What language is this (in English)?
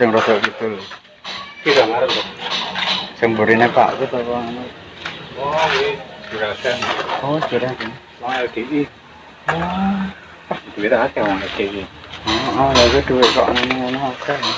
Indonesian